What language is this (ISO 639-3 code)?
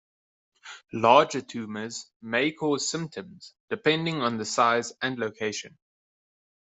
eng